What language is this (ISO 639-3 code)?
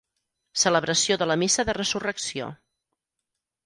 cat